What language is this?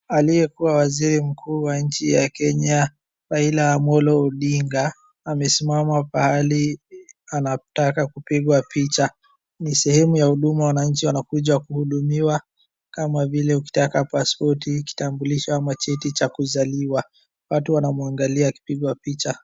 Swahili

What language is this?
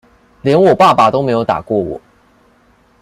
Chinese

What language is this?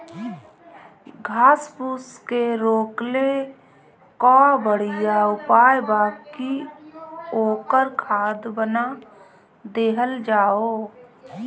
Bhojpuri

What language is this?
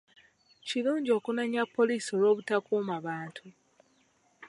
Ganda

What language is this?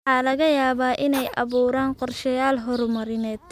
Somali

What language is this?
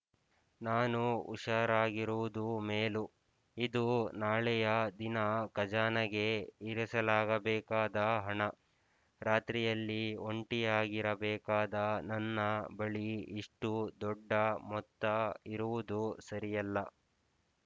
Kannada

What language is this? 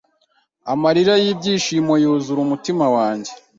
Kinyarwanda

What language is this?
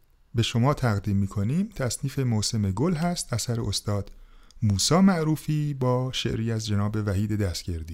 Persian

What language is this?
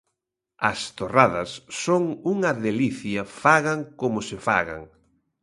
Galician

